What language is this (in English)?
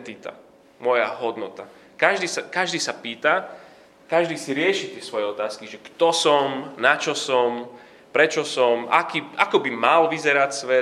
Slovak